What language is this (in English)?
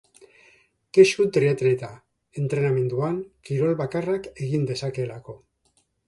Basque